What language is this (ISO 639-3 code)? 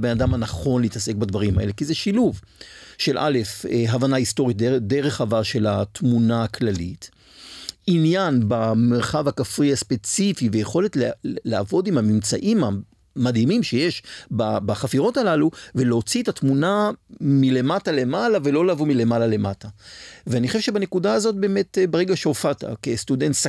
heb